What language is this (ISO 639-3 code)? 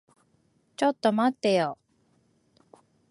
jpn